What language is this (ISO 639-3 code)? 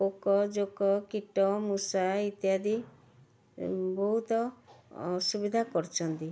ori